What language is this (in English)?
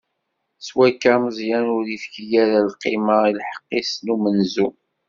Kabyle